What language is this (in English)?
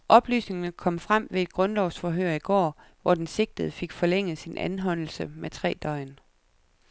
Danish